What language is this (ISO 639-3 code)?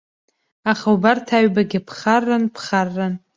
abk